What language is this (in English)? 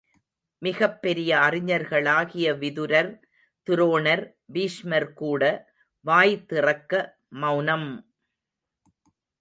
Tamil